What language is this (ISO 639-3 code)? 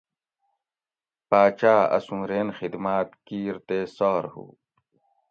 gwc